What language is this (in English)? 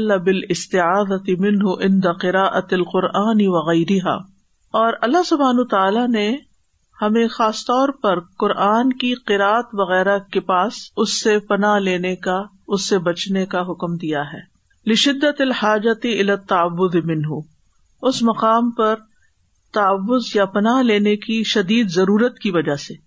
Urdu